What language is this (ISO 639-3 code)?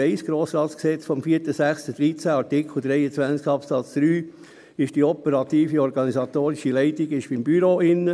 gsw